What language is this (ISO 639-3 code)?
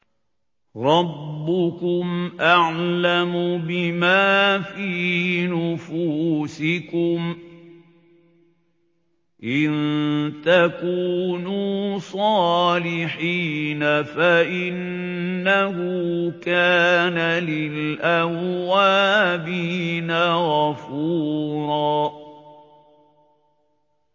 ara